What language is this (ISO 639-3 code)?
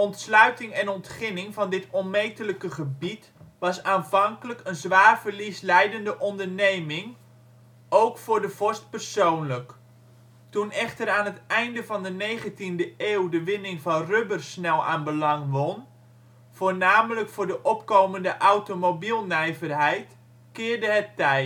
nld